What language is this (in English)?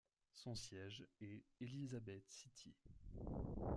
French